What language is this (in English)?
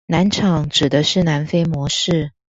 Chinese